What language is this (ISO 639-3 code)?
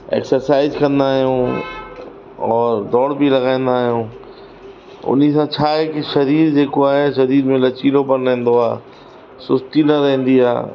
snd